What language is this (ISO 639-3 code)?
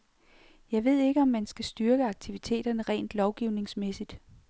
dan